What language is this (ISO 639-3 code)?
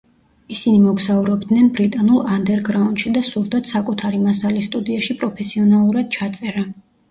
kat